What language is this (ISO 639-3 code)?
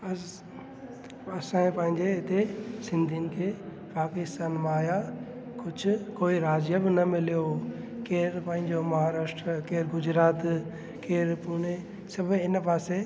snd